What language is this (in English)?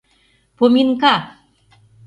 Mari